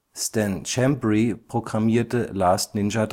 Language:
German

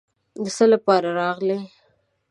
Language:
Pashto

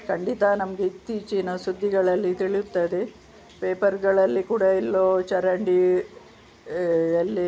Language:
Kannada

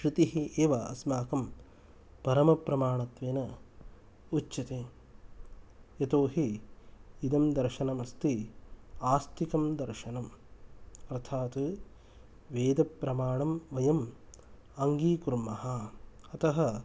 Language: Sanskrit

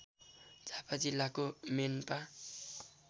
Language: Nepali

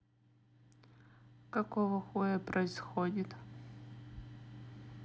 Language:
Russian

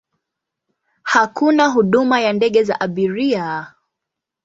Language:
Swahili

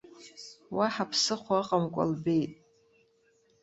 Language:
Abkhazian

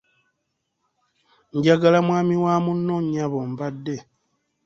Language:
Ganda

